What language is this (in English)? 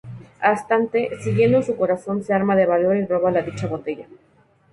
Spanish